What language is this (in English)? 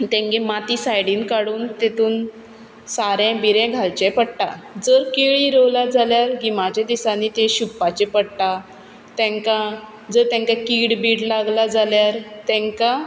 Konkani